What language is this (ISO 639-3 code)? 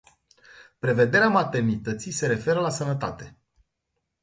ron